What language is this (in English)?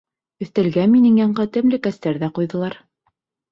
Bashkir